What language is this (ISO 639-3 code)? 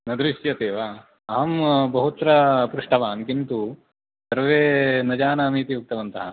san